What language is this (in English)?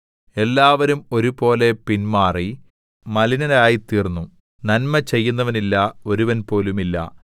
Malayalam